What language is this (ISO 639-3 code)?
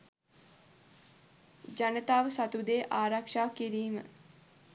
sin